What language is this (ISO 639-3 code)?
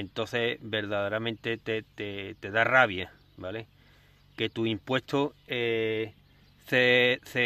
spa